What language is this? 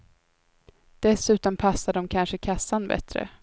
Swedish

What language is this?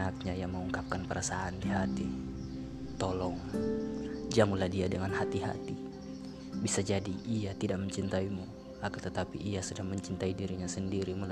Indonesian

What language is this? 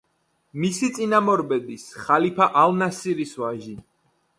Georgian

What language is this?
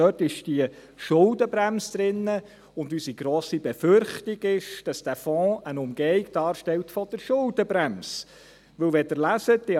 Swiss German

